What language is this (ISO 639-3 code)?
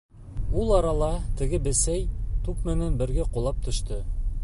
bak